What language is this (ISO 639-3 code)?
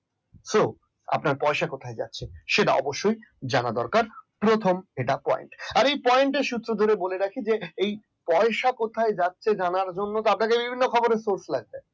ben